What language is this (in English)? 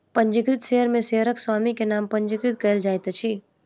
Maithili